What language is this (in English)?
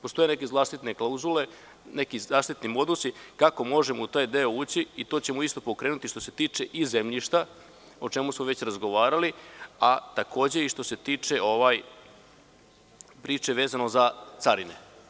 Serbian